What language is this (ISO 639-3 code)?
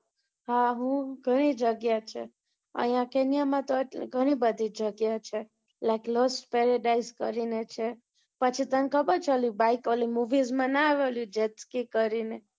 guj